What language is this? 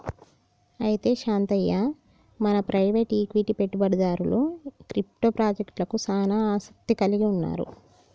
Telugu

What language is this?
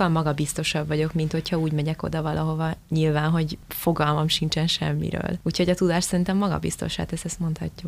Hungarian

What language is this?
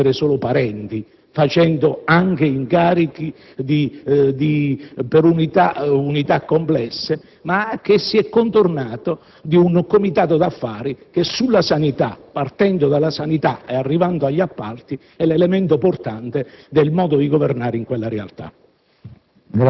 Italian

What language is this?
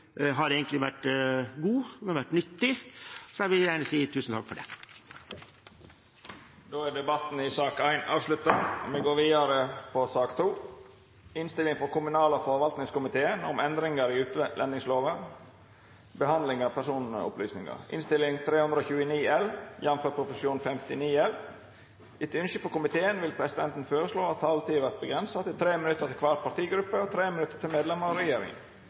Norwegian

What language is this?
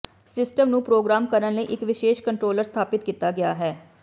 Punjabi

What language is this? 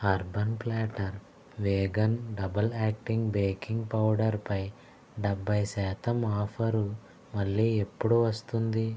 Telugu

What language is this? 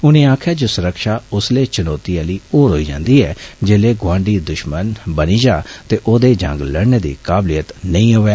Dogri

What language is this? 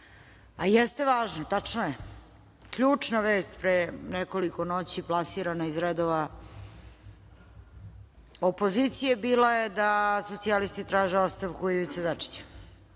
Serbian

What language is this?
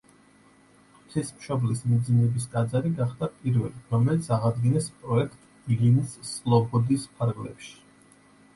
Georgian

